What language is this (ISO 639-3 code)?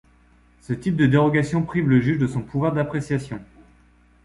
fra